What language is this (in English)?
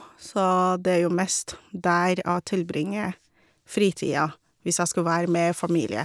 Norwegian